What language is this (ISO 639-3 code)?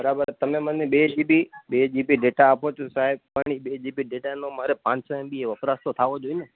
guj